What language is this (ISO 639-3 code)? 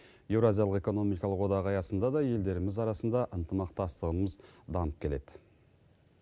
kaz